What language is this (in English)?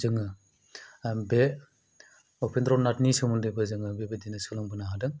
Bodo